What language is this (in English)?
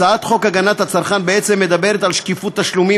Hebrew